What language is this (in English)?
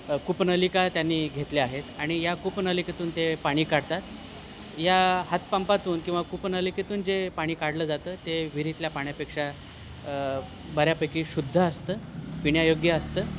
Marathi